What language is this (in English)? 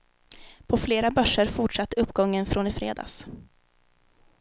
Swedish